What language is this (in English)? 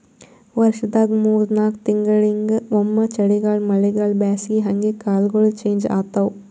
Kannada